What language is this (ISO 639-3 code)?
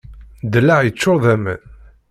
kab